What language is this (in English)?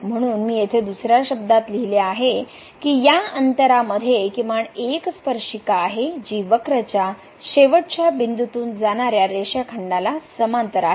Marathi